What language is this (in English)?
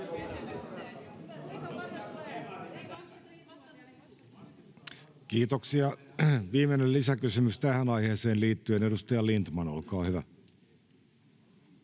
Finnish